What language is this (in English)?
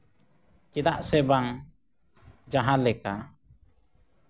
Santali